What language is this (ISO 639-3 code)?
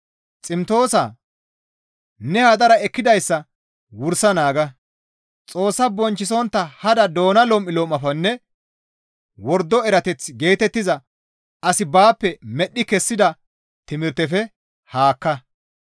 gmv